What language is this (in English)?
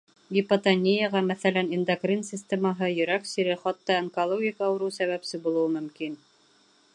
Bashkir